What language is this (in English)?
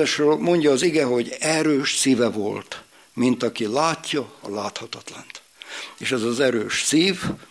Hungarian